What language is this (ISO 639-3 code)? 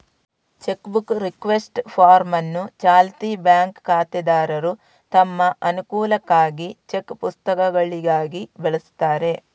kan